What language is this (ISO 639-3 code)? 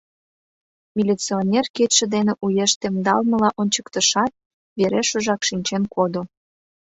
chm